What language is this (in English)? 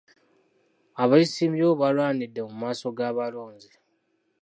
Ganda